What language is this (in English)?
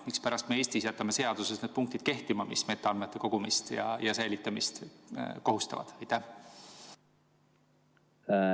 Estonian